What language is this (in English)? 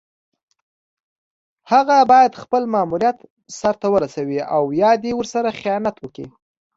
Pashto